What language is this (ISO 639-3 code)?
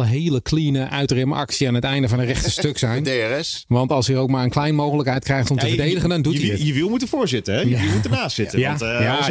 nld